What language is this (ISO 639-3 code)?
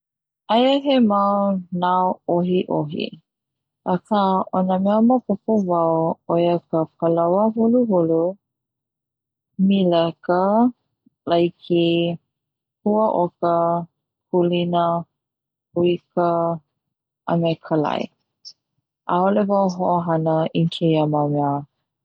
haw